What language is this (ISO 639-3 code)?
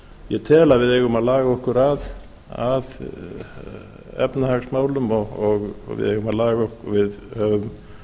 isl